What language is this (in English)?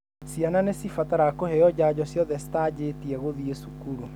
Kikuyu